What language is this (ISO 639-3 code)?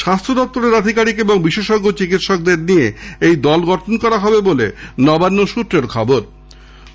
ben